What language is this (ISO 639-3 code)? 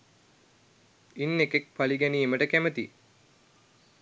sin